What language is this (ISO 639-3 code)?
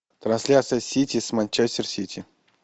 rus